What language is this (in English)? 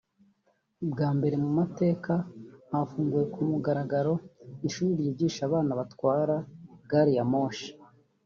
Kinyarwanda